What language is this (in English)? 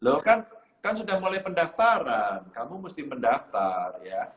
Indonesian